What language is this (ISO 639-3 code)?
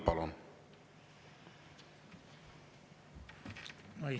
est